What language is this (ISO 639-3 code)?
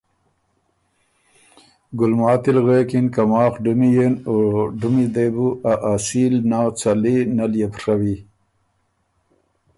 oru